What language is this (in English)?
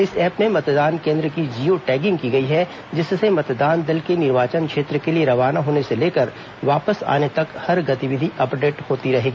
Hindi